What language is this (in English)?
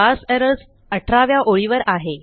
Marathi